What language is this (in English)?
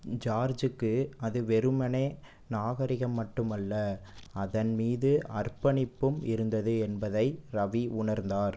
Tamil